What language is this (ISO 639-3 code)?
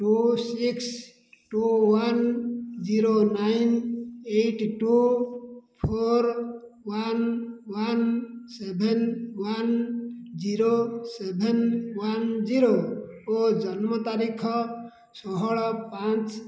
ori